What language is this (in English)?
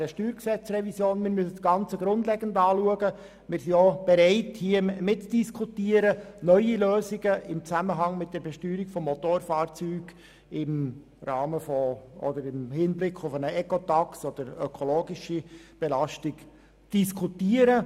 Swiss German